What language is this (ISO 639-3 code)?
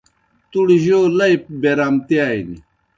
plk